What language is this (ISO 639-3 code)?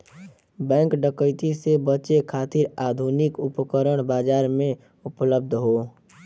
bho